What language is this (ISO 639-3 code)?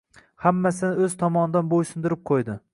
uzb